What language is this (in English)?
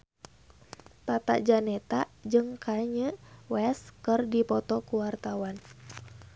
Sundanese